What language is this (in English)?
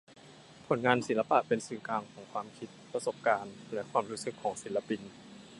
Thai